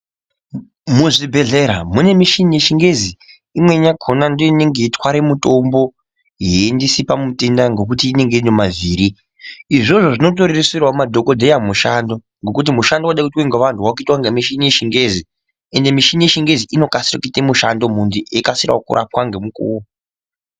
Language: Ndau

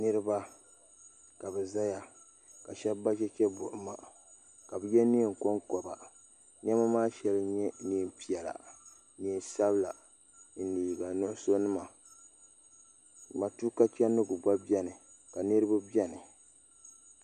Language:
Dagbani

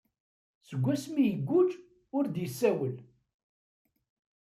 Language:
Kabyle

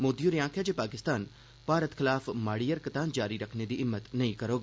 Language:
Dogri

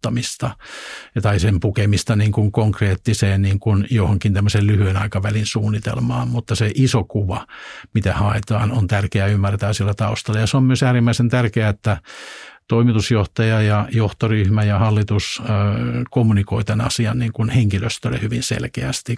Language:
Finnish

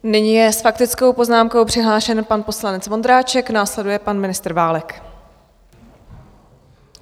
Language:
Czech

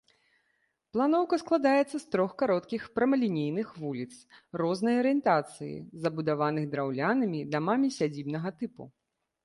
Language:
Belarusian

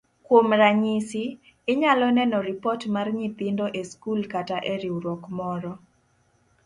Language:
Luo (Kenya and Tanzania)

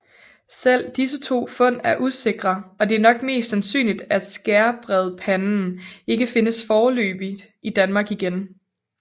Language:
Danish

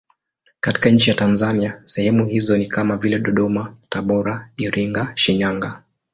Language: Swahili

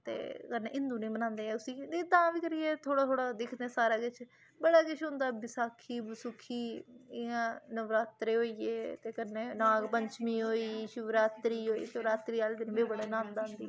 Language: Dogri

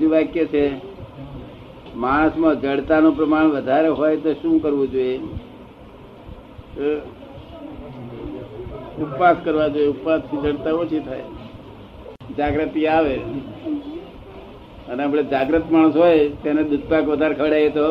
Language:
Gujarati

